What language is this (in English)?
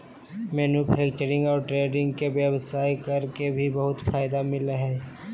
Magahi